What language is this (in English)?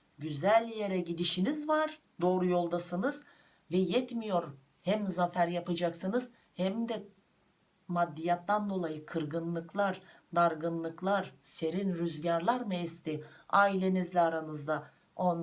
Turkish